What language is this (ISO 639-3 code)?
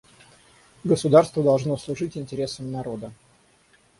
rus